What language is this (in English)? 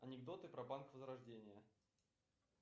Russian